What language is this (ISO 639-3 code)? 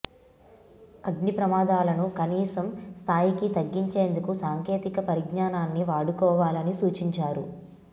tel